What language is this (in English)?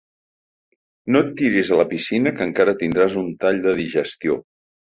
Catalan